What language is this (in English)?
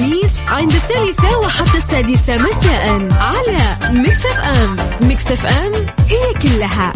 Arabic